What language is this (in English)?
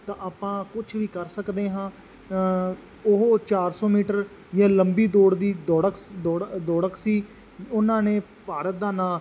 Punjabi